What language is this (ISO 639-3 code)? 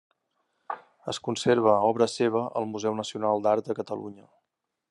cat